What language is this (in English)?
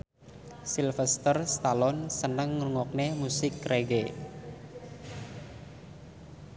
Javanese